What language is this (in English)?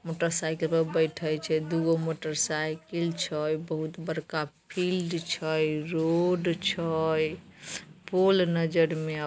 Magahi